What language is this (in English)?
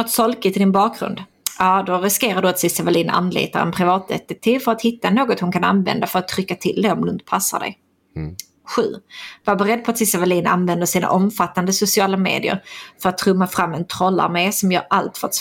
Swedish